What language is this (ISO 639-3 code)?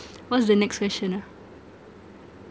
eng